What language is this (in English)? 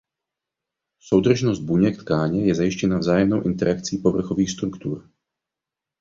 Czech